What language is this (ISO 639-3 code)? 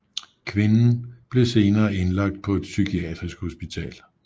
dan